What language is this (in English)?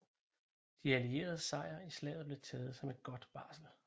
Danish